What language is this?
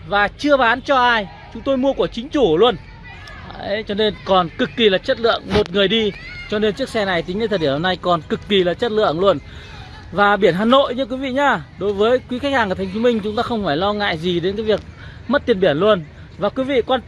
Vietnamese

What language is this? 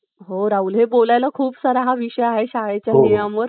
Marathi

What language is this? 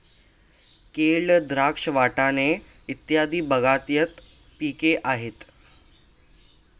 Marathi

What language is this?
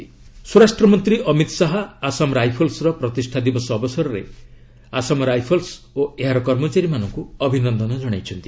Odia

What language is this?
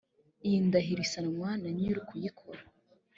Kinyarwanda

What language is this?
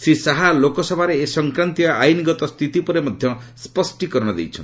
Odia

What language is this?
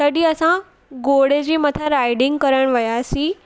Sindhi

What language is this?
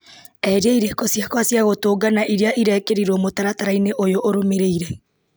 Kikuyu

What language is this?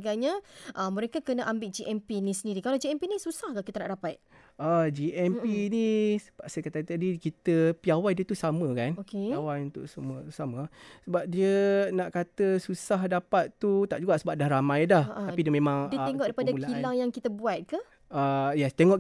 Malay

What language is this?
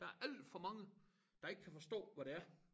Danish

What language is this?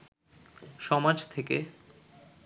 Bangla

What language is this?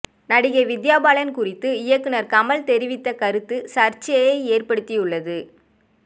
Tamil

